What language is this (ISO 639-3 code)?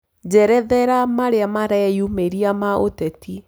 kik